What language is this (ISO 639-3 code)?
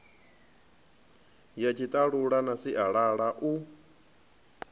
ven